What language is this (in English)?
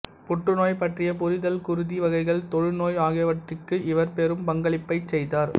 Tamil